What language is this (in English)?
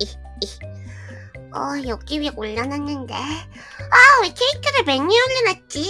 Korean